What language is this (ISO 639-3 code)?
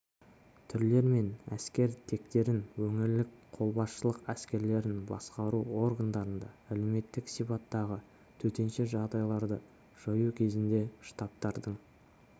kaz